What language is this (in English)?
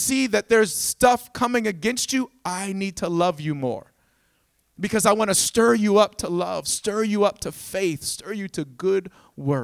English